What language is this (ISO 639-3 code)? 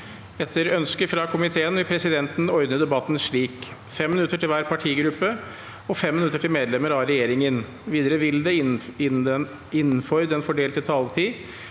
nor